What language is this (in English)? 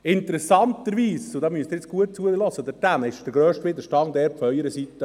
Swiss German